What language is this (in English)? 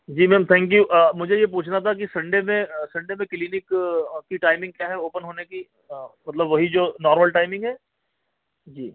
Urdu